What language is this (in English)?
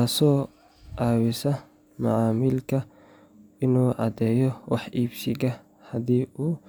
Somali